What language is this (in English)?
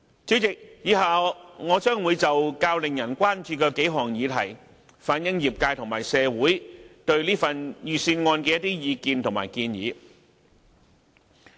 Cantonese